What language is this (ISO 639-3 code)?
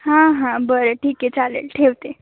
mar